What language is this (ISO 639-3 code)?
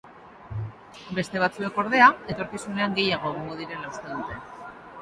eus